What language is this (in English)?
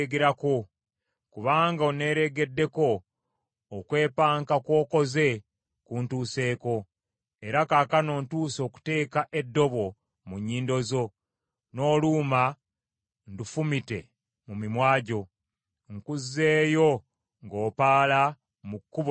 Ganda